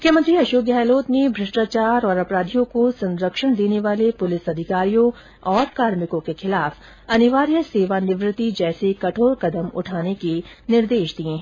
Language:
Hindi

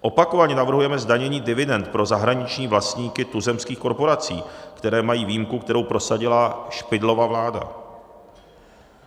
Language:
Czech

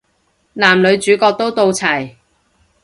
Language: Cantonese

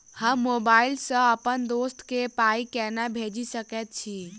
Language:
Maithili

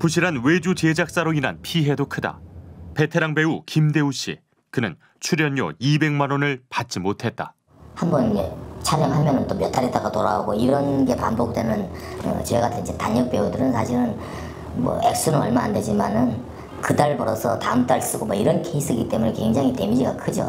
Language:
Korean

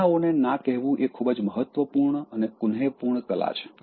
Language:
Gujarati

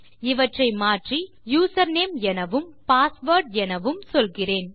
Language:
Tamil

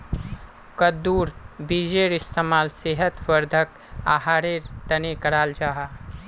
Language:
Magahi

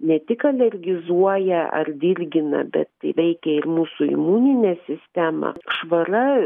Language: Lithuanian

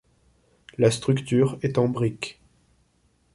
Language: French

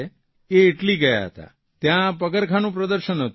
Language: Gujarati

